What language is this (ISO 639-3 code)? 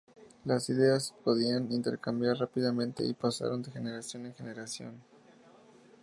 spa